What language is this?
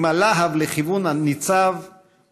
Hebrew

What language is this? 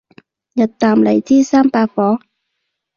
Cantonese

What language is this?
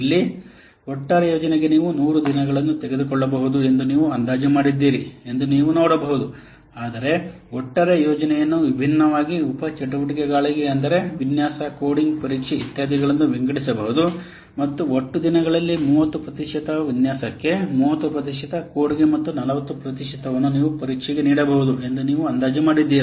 Kannada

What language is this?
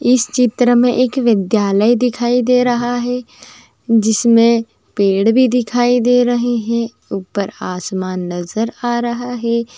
Magahi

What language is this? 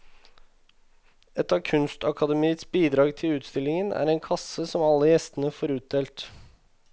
Norwegian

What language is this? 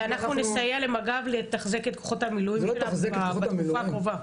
Hebrew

